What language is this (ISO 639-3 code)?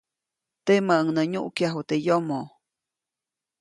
zoc